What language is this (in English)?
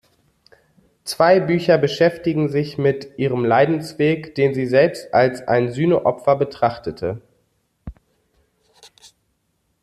German